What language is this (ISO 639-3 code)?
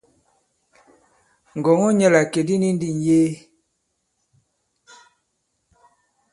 abb